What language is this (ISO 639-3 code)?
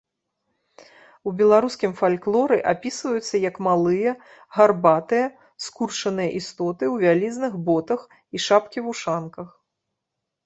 bel